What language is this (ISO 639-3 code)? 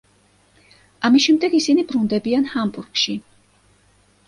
kat